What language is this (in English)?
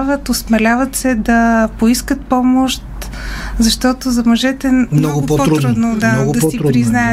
Bulgarian